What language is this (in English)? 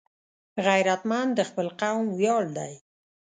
Pashto